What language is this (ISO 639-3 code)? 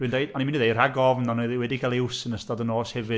cym